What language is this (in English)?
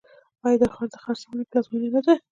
Pashto